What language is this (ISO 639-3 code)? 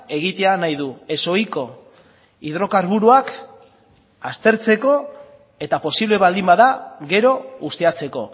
eus